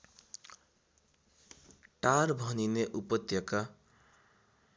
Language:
Nepali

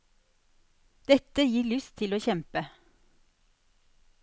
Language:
Norwegian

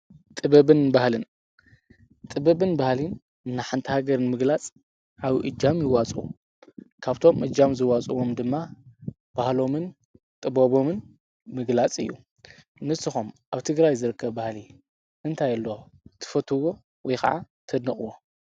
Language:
Tigrinya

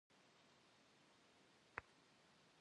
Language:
Kabardian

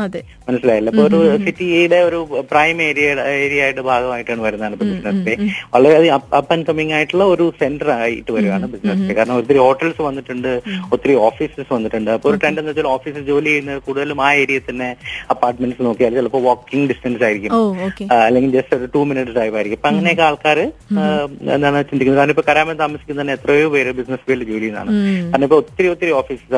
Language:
Malayalam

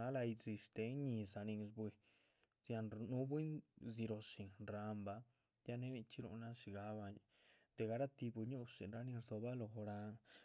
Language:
Chichicapan Zapotec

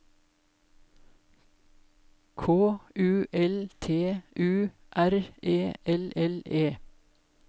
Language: Norwegian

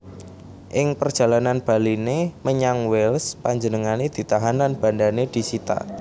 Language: Javanese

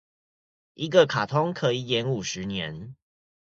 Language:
Chinese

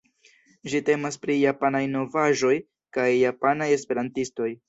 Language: Esperanto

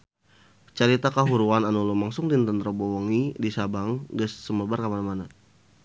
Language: Sundanese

